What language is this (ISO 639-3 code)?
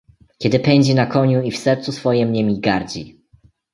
pol